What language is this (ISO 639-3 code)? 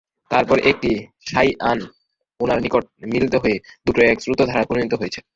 ben